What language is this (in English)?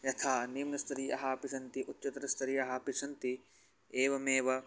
Sanskrit